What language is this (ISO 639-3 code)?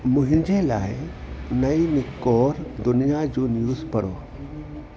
snd